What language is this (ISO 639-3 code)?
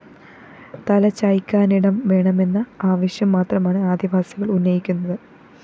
mal